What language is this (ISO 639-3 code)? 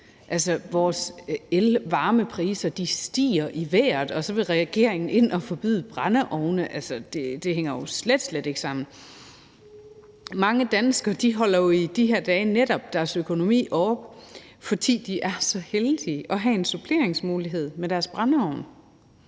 dan